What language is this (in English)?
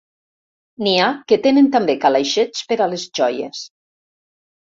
Catalan